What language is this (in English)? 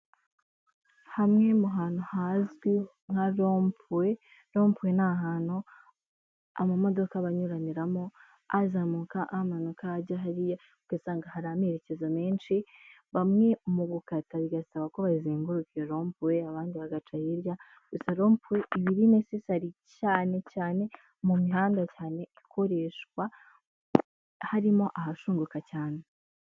Kinyarwanda